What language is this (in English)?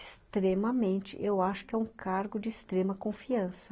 Portuguese